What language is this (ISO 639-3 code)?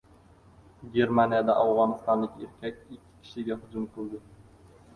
uzb